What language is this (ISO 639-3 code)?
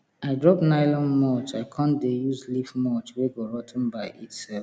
pcm